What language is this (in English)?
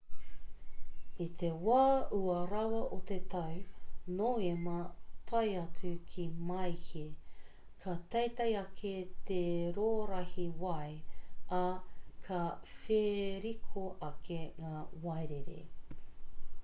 Māori